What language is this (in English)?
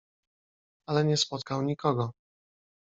Polish